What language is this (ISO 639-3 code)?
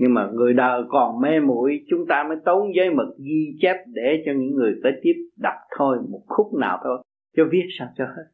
vie